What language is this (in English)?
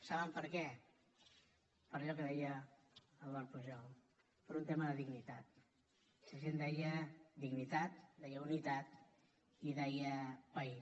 Catalan